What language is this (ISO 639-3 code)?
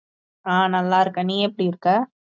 tam